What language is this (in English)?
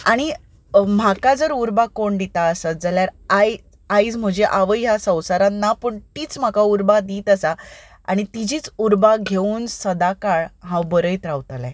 Konkani